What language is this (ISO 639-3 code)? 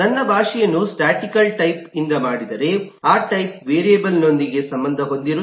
kan